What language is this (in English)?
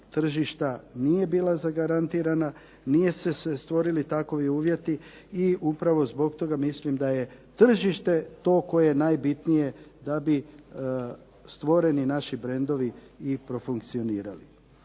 Croatian